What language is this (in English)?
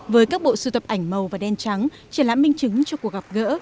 Vietnamese